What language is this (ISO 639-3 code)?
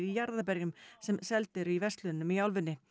isl